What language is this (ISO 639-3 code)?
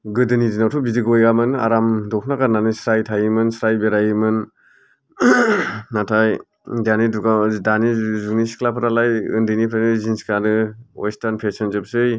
brx